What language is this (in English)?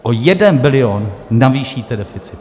Czech